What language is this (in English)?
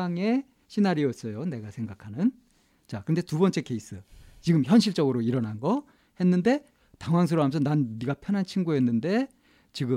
Korean